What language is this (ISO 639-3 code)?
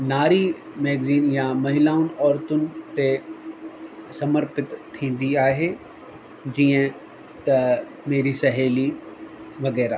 snd